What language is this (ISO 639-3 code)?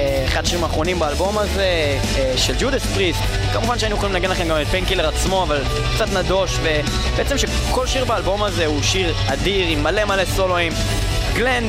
heb